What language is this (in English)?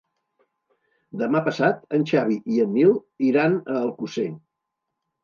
Catalan